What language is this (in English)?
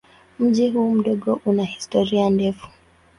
Swahili